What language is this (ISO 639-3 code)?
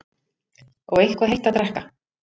isl